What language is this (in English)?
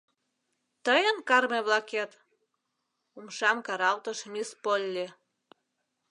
Mari